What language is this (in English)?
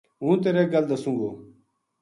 Gujari